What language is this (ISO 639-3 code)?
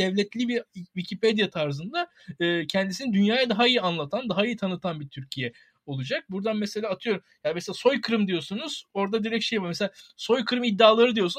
tur